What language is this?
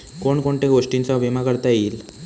Marathi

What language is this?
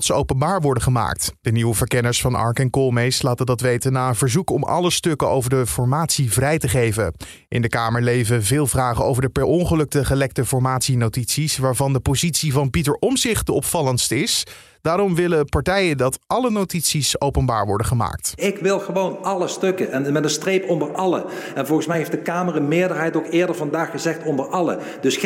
Dutch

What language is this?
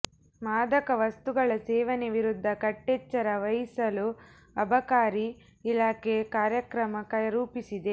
Kannada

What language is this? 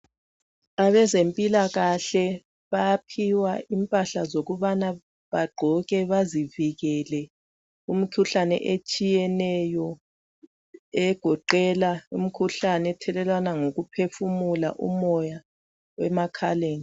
North Ndebele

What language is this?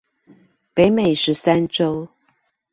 Chinese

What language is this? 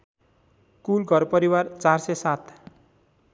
Nepali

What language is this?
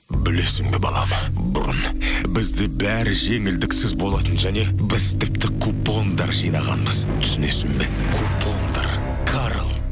Kazakh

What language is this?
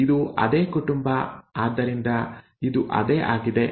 Kannada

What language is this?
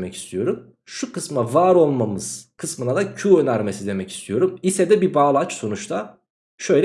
Turkish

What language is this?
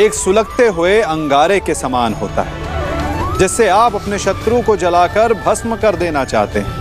Hindi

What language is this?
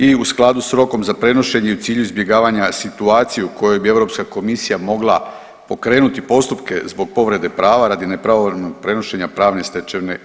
Croatian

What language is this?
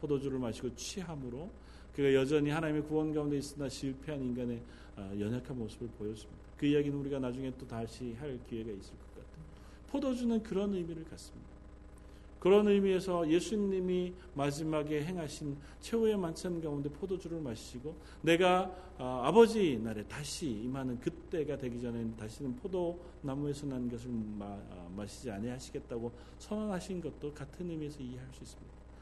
Korean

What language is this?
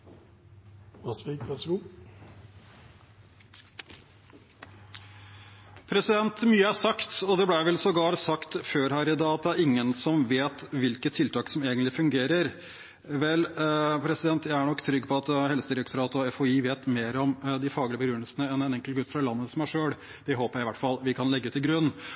Norwegian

